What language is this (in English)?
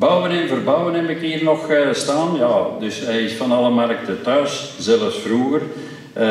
Dutch